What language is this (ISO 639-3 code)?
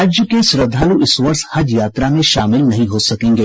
hin